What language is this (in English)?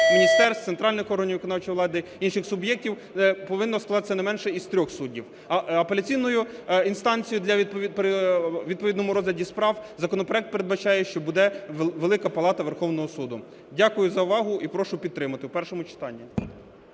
Ukrainian